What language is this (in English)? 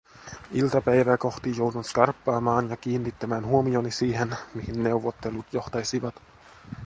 Finnish